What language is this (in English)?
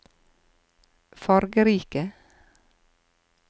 Norwegian